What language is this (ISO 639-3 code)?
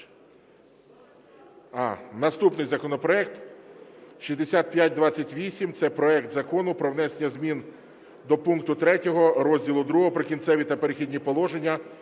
ukr